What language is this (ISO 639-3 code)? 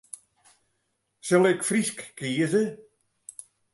fry